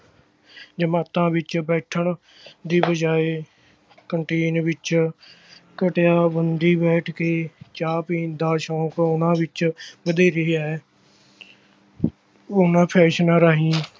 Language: Punjabi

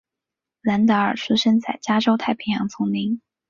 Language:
Chinese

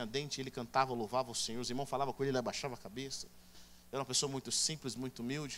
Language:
Portuguese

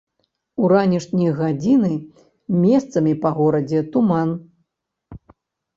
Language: Belarusian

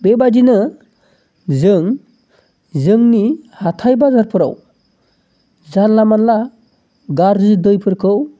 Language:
Bodo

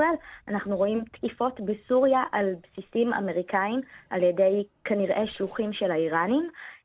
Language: Hebrew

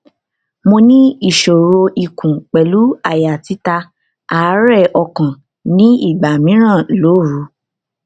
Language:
Yoruba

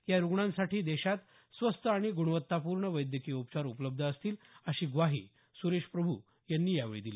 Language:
Marathi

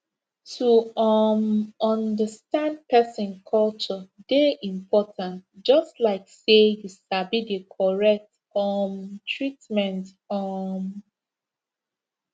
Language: Nigerian Pidgin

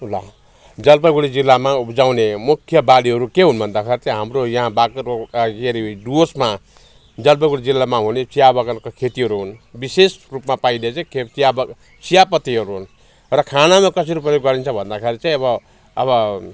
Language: Nepali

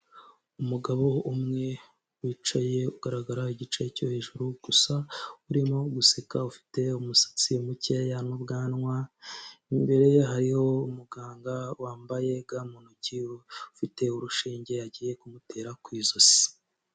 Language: Kinyarwanda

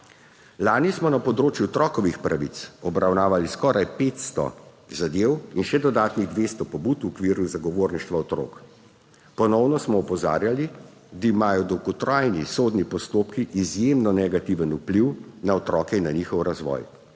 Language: Slovenian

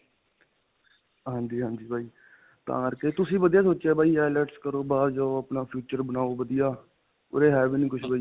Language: Punjabi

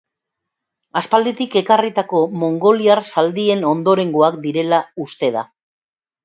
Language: Basque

